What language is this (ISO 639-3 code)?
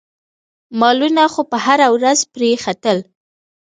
pus